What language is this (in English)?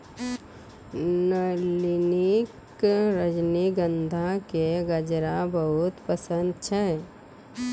Maithili